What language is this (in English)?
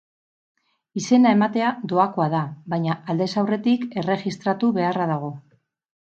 Basque